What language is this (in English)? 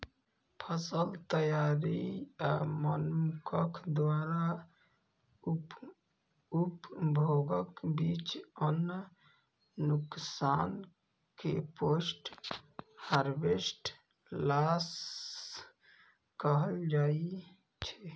Maithili